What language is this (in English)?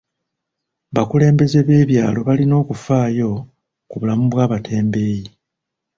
Ganda